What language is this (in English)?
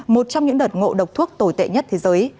Vietnamese